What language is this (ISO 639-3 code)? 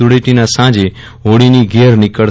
guj